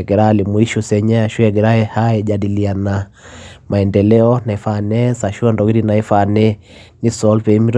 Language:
Masai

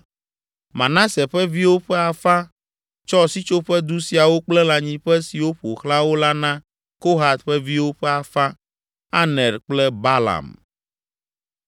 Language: Ewe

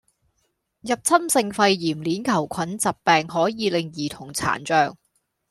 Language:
Cantonese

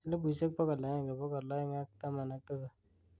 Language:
Kalenjin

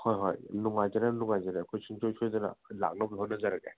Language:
Manipuri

